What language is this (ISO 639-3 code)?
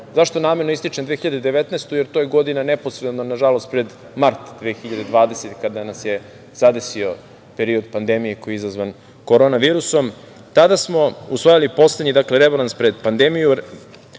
srp